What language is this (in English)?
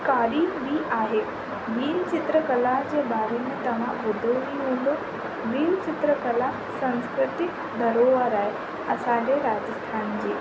Sindhi